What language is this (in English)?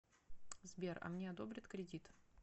Russian